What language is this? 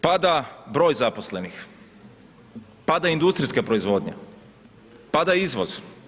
Croatian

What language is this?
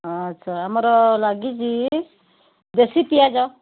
Odia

